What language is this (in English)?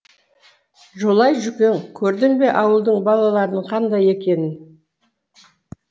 Kazakh